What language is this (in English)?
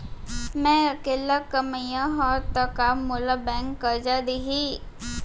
Chhattisgarhi